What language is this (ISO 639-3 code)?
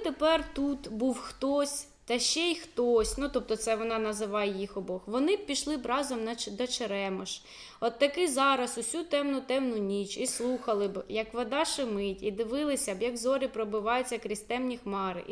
ukr